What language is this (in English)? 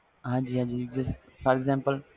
Punjabi